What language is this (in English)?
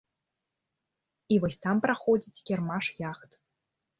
Belarusian